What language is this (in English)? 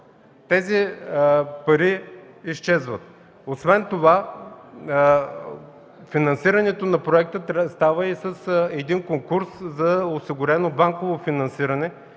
Bulgarian